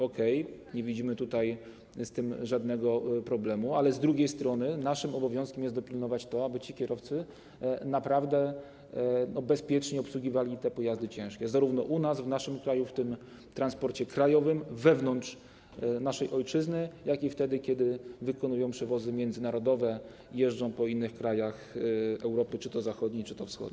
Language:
Polish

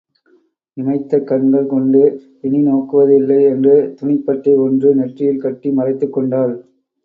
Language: Tamil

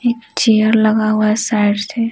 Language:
Hindi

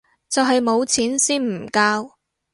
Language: Cantonese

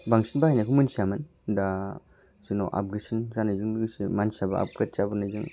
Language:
Bodo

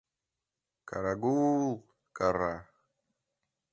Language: Mari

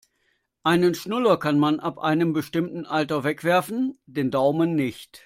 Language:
German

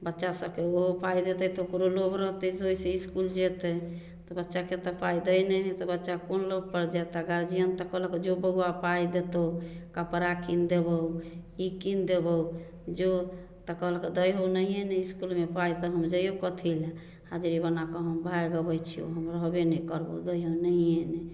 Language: Maithili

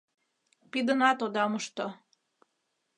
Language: Mari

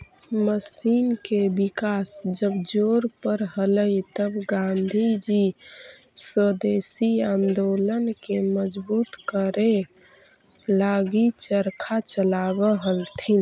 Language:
Magahi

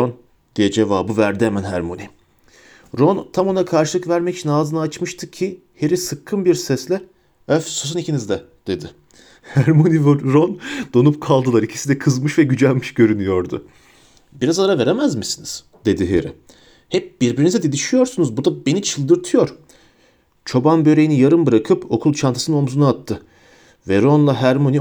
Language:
Turkish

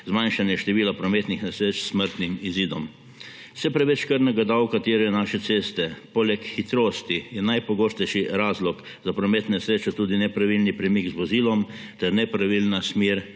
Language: Slovenian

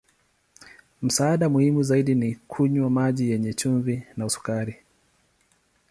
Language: Swahili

